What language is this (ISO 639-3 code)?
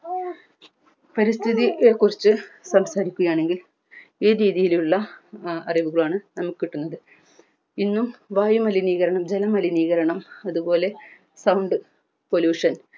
mal